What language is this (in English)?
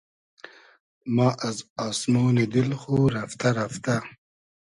Hazaragi